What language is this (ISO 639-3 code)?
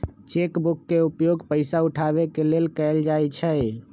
mag